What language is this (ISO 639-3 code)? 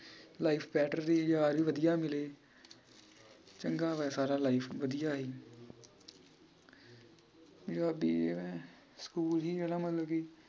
pan